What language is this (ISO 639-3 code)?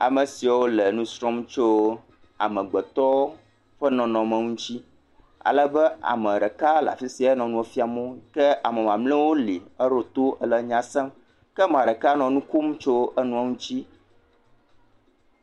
ewe